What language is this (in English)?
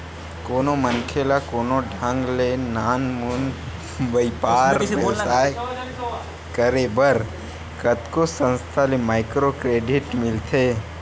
Chhattisgarhi